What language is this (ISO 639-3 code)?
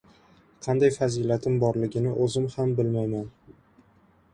uzb